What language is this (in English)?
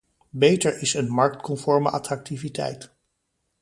Dutch